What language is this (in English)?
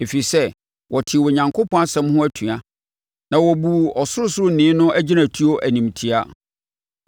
Akan